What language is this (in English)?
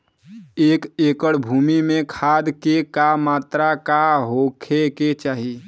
Bhojpuri